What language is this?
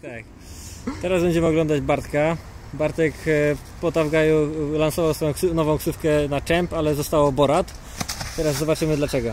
Polish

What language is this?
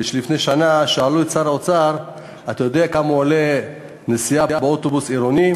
Hebrew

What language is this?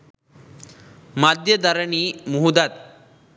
Sinhala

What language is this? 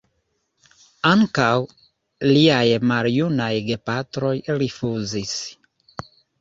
Esperanto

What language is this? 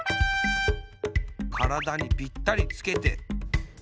Japanese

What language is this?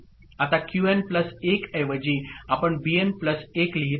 Marathi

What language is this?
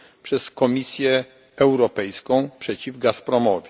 Polish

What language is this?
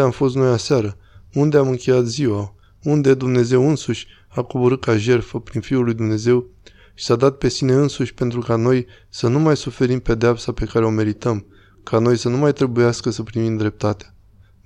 Romanian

